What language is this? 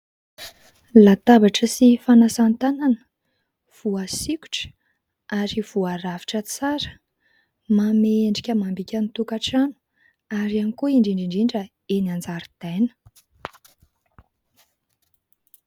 Malagasy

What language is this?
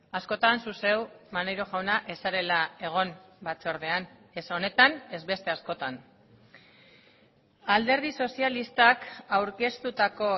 Basque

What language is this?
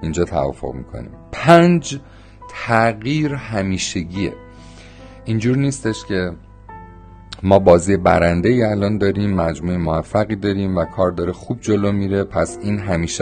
Persian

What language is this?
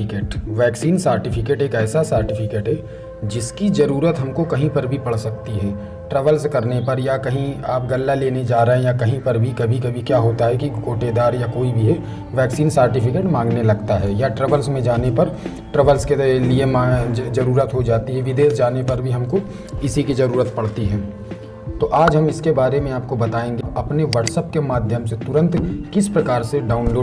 Hindi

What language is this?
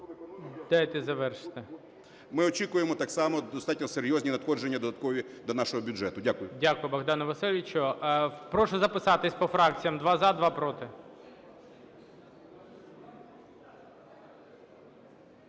Ukrainian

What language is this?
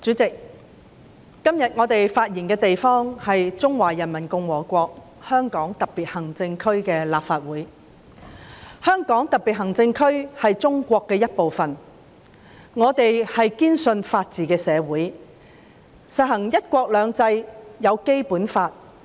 Cantonese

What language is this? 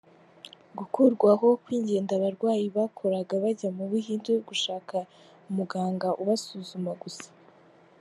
Kinyarwanda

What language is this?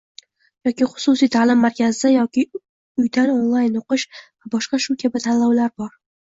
Uzbek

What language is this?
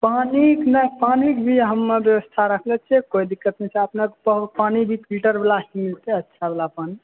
Maithili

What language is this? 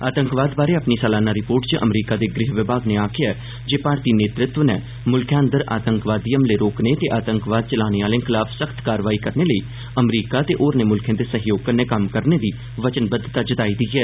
Dogri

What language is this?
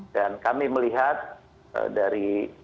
Indonesian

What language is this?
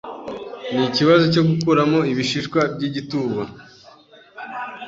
Kinyarwanda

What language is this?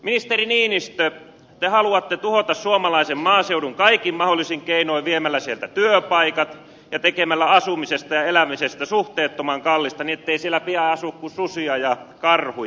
Finnish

